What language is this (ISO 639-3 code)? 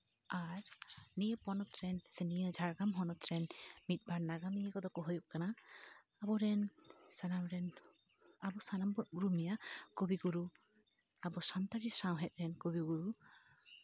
sat